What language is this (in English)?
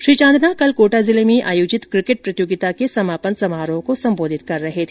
Hindi